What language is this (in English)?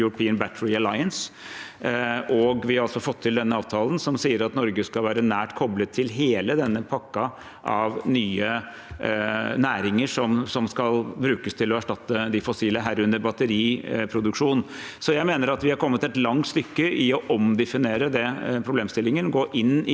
Norwegian